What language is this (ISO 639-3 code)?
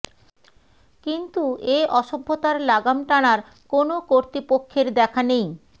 ben